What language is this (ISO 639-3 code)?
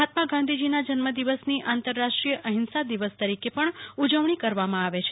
guj